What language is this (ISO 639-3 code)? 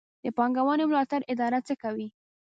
pus